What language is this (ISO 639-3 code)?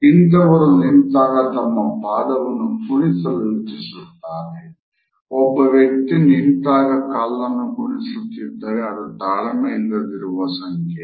kan